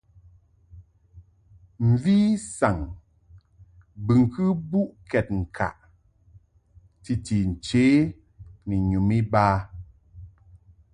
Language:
Mungaka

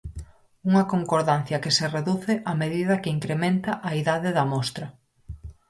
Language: Galician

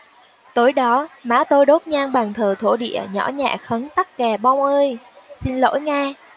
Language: Vietnamese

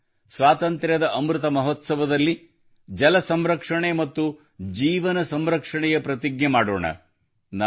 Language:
Kannada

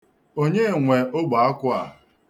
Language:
Igbo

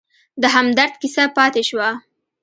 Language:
Pashto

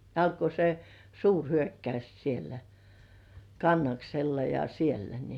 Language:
Finnish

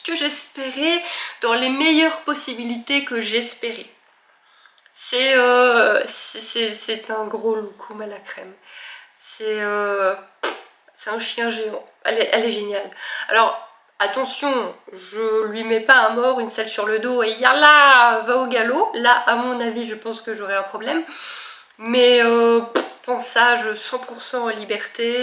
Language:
French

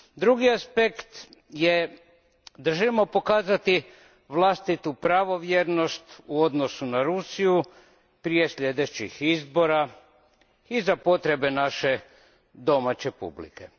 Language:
Croatian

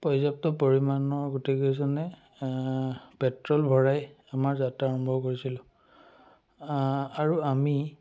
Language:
Assamese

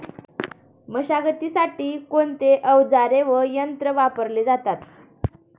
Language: Marathi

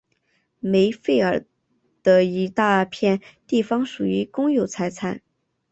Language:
Chinese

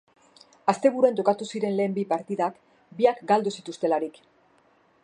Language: Basque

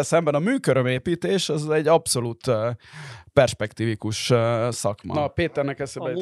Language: Hungarian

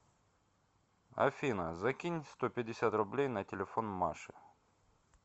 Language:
Russian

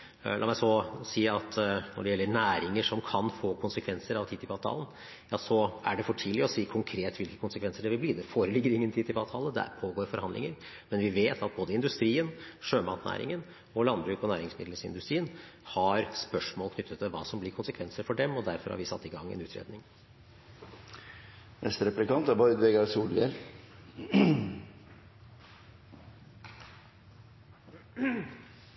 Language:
Norwegian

